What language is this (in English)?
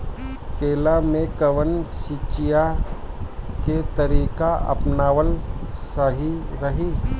Bhojpuri